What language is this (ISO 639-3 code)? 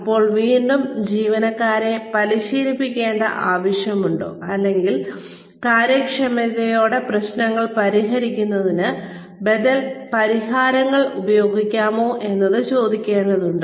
mal